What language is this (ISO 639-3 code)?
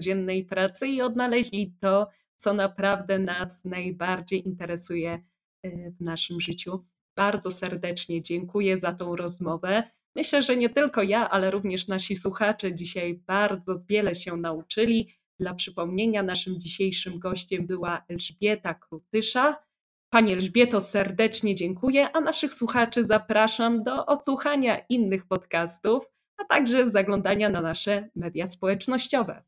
pol